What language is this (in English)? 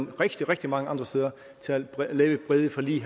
Danish